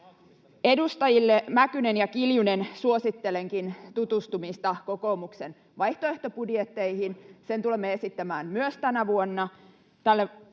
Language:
Finnish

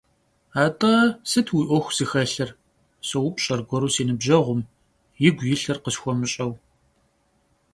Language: Kabardian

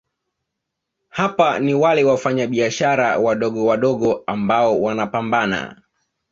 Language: Swahili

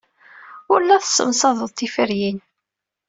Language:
Kabyle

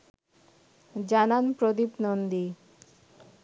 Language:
Bangla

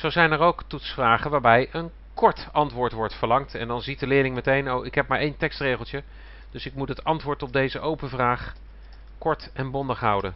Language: Dutch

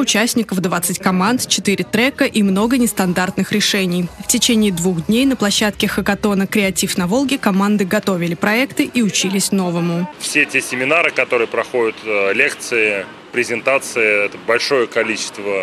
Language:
Russian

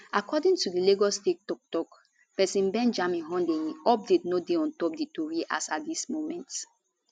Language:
Nigerian Pidgin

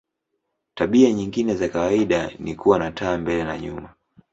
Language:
Swahili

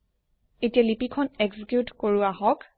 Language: Assamese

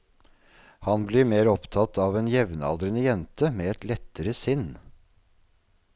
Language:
Norwegian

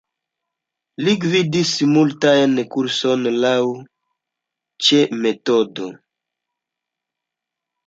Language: Esperanto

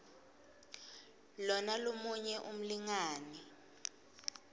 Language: Swati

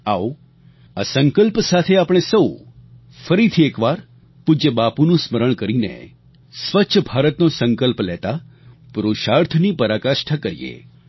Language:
Gujarati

